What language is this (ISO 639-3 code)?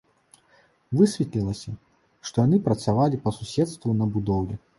bel